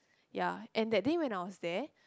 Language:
English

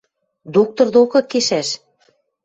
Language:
Western Mari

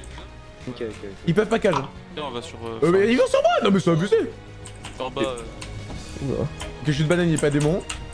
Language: French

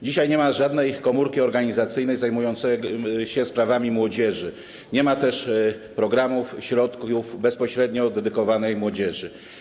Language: Polish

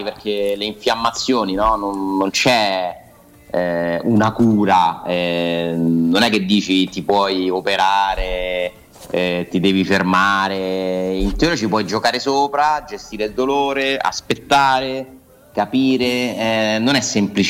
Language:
Italian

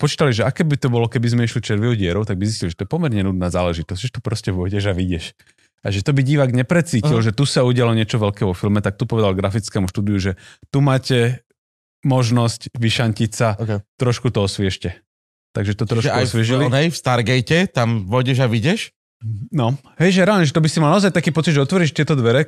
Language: Slovak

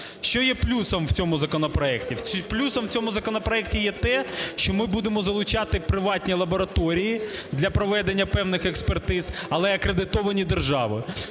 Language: Ukrainian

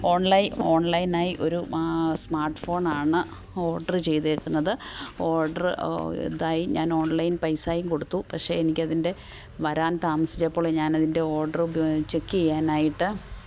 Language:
Malayalam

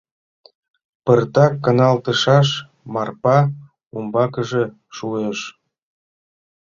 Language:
Mari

